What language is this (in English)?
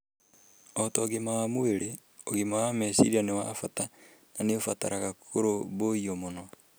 Kikuyu